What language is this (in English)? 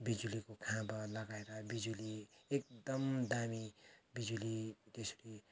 Nepali